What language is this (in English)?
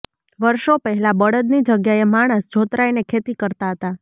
Gujarati